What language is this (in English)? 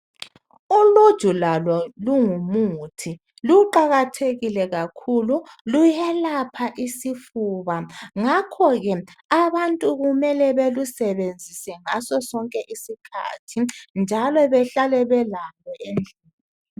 North Ndebele